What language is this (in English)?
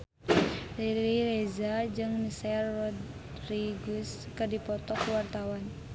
Sundanese